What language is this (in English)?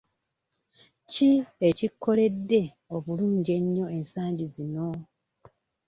Ganda